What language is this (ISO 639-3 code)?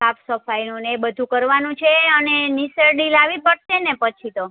guj